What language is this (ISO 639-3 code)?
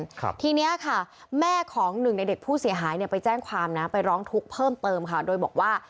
tha